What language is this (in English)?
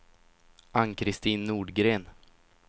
Swedish